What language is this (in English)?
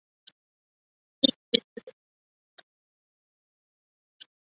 Chinese